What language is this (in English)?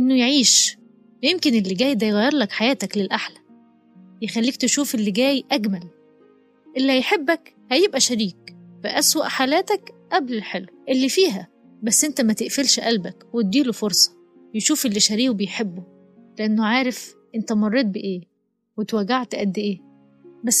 Arabic